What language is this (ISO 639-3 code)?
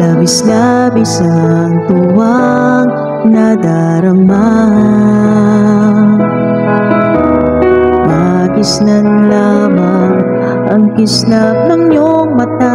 ind